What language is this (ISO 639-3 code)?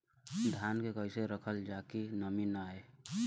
bho